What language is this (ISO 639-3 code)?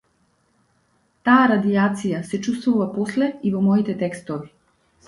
mkd